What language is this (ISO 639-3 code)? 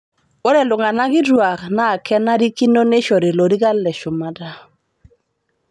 mas